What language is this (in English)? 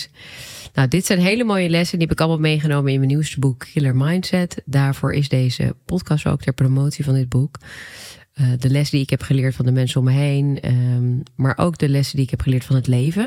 Dutch